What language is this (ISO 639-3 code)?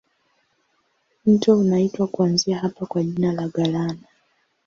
swa